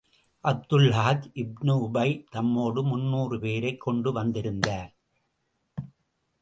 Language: Tamil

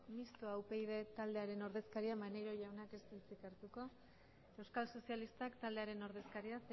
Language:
Basque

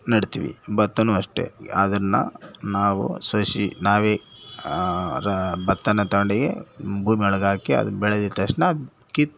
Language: Kannada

